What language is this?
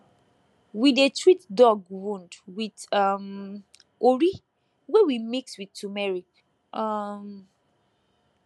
Nigerian Pidgin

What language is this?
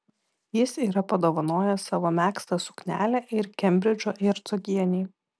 Lithuanian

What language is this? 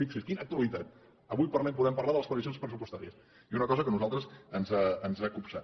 Catalan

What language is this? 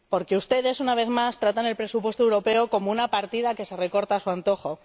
Spanish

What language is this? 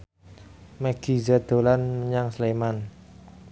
Javanese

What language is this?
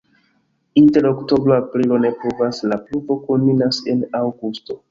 Esperanto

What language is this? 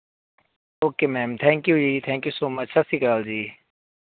Punjabi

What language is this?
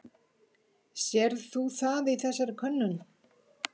Icelandic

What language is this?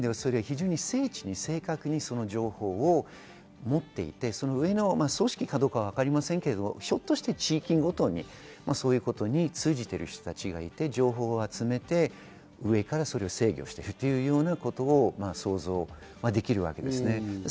Japanese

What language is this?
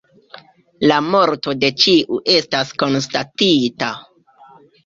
Esperanto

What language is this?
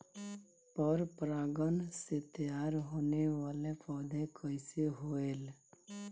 Bhojpuri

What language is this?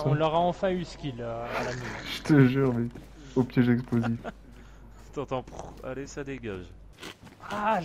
French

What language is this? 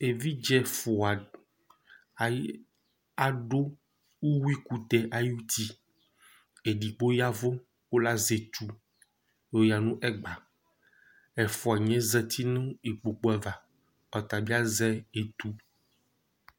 Ikposo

